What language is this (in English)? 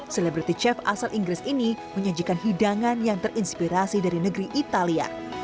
Indonesian